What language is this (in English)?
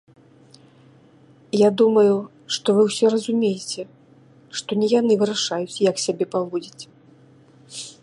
Belarusian